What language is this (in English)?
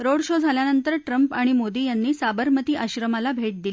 Marathi